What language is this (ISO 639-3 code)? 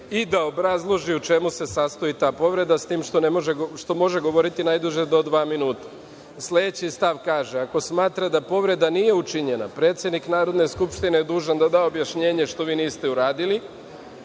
srp